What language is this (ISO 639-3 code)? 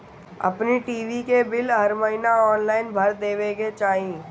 bho